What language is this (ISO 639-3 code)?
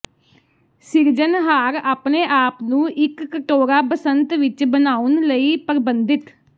pan